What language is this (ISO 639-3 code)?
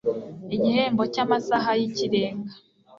kin